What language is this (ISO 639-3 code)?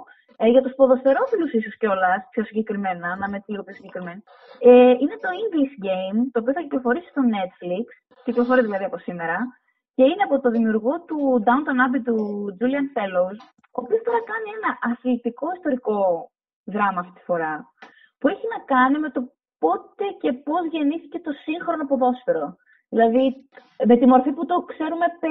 ell